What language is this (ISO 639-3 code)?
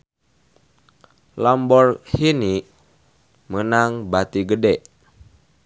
sun